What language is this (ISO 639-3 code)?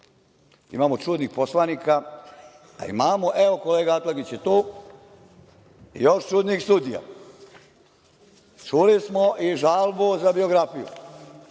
srp